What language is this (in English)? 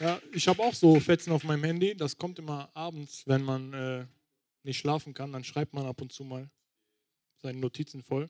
German